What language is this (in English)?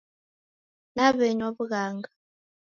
Taita